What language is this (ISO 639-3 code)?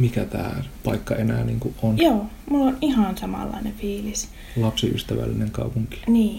fin